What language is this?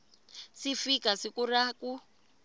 Tsonga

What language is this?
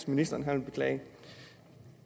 Danish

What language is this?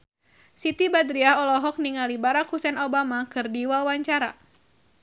Sundanese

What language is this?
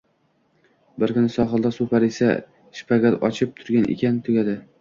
Uzbek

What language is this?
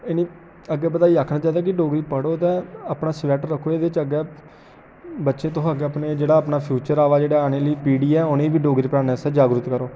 Dogri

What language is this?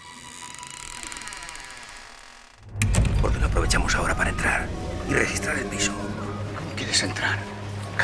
Spanish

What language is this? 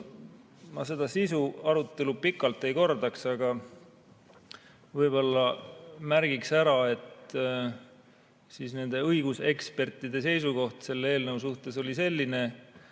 Estonian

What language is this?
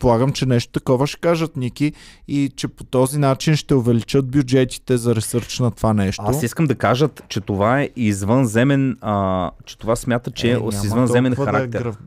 Bulgarian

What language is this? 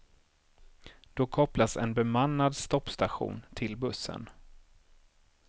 Swedish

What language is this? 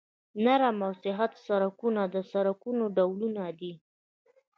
Pashto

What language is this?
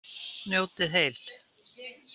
Icelandic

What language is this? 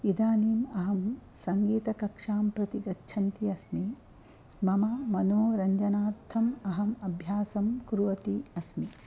Sanskrit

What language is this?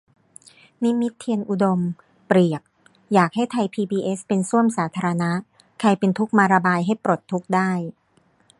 Thai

